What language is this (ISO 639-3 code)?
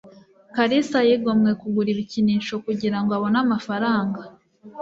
kin